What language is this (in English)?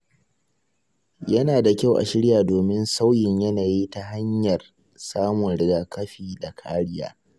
Hausa